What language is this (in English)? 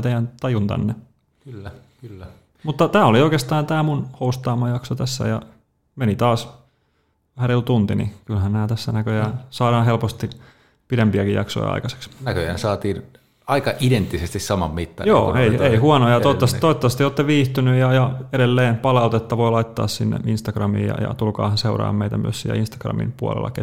Finnish